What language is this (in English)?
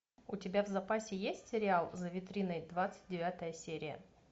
Russian